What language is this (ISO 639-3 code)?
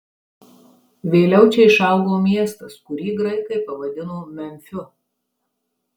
lit